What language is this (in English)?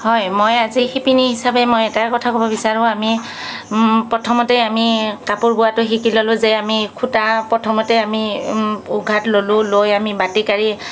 Assamese